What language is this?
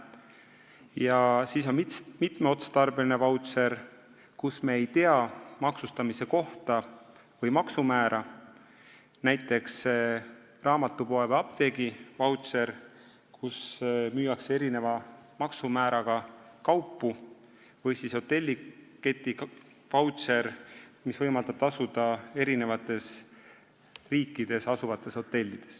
Estonian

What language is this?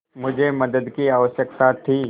Hindi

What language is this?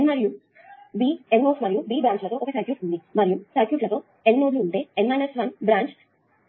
Telugu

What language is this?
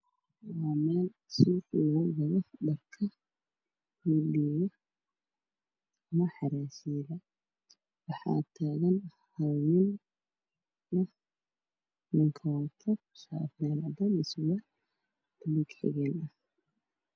Somali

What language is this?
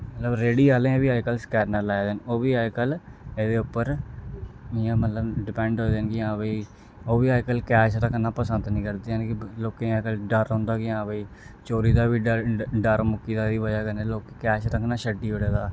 Dogri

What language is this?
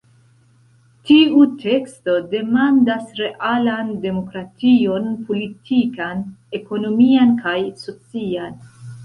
Esperanto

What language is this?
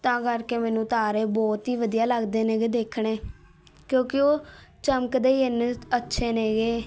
Punjabi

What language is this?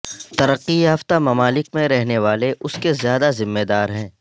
Urdu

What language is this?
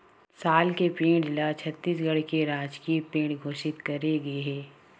Chhattisgarhi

